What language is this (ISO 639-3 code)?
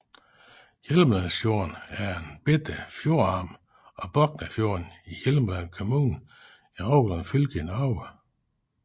dan